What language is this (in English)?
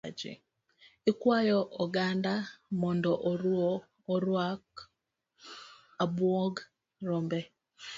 Luo (Kenya and Tanzania)